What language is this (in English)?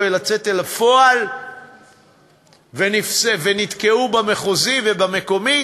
Hebrew